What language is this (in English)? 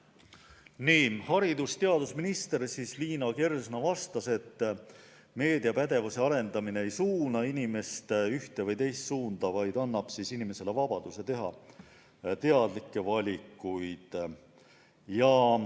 Estonian